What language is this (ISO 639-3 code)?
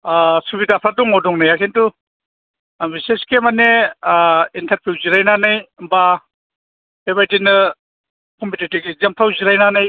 brx